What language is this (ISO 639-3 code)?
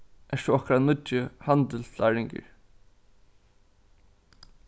fao